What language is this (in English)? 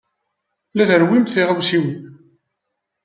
Kabyle